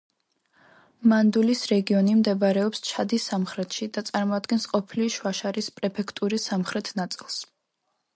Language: Georgian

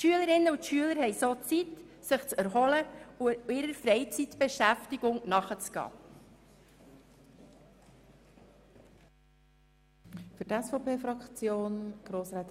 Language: Swiss German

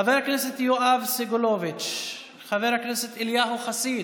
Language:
Hebrew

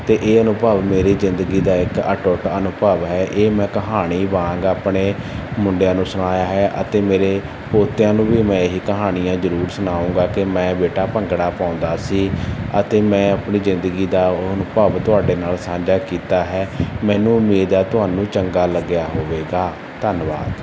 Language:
Punjabi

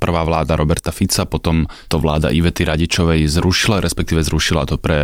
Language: Slovak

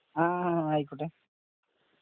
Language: Malayalam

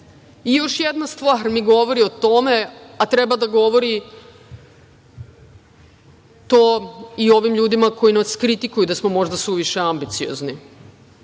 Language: Serbian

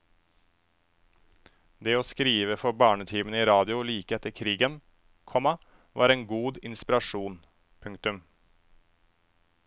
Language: Norwegian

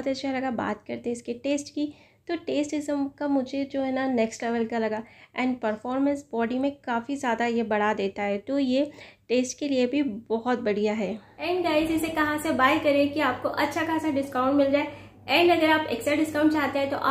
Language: Hindi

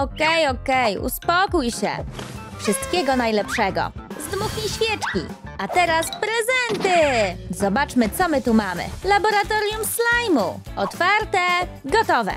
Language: Polish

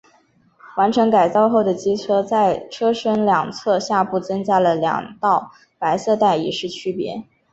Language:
Chinese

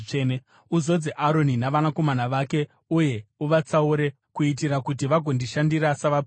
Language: Shona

